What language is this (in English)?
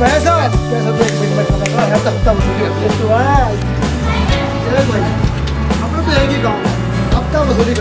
Greek